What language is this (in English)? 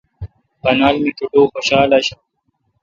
Kalkoti